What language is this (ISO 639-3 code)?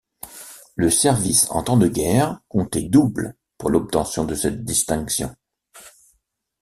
fra